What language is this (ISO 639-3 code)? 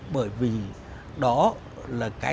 vie